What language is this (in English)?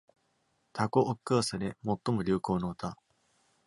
Japanese